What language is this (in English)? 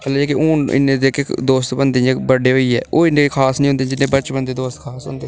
Dogri